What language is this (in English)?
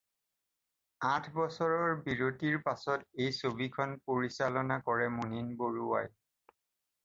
Assamese